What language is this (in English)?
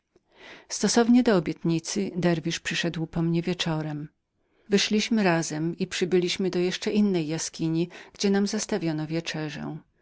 Polish